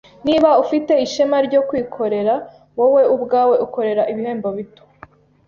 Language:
Kinyarwanda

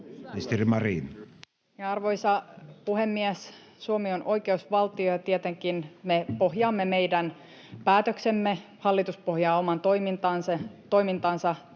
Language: Finnish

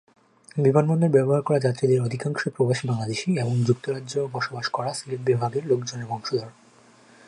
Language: Bangla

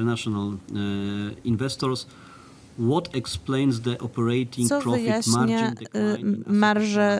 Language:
Polish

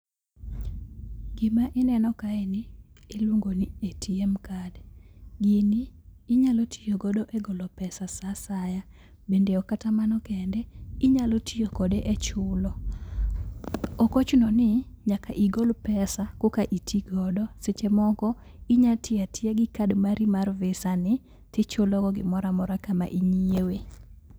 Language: Luo (Kenya and Tanzania)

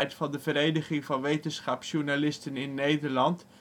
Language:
Dutch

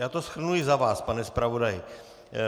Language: Czech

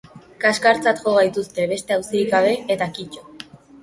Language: Basque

